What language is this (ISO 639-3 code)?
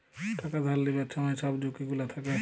ben